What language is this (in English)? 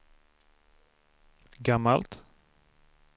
Swedish